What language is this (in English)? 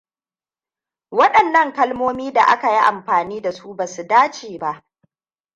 Hausa